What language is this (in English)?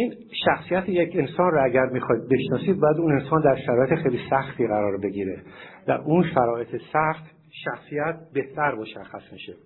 Persian